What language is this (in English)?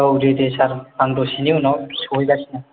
Bodo